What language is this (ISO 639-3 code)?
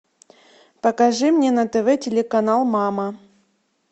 rus